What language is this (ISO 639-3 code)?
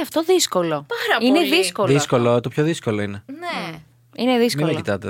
ell